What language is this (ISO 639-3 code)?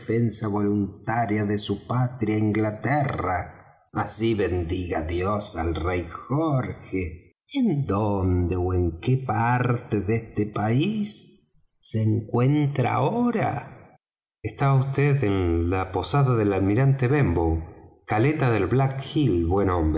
spa